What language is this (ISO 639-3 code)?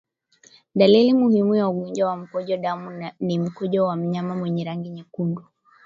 swa